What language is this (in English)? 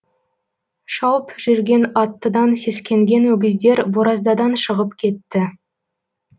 Kazakh